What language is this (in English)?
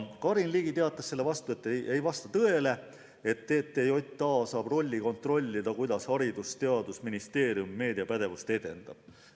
Estonian